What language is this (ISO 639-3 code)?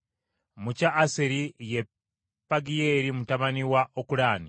lug